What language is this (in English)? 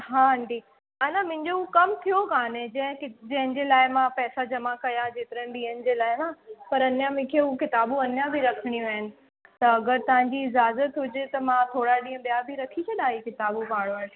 Sindhi